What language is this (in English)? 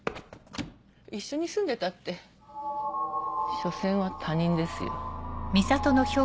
Japanese